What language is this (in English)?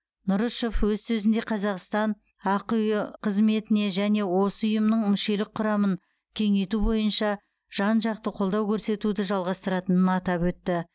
Kazakh